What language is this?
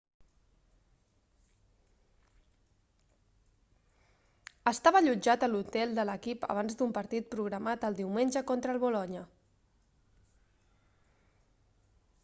Catalan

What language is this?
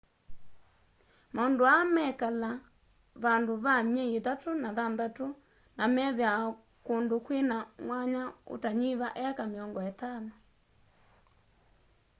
Kamba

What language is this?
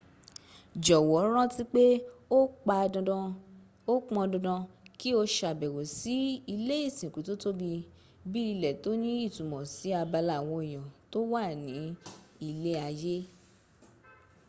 Yoruba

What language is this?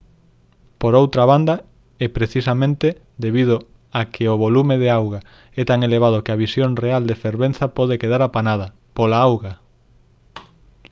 Galician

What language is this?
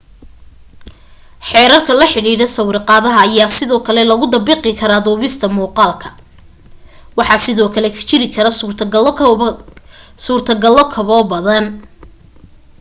Somali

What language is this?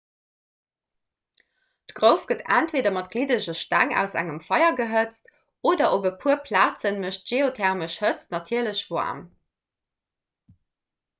Luxembourgish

